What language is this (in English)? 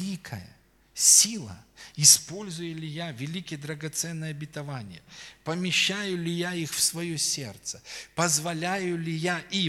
Russian